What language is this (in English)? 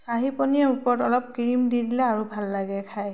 Assamese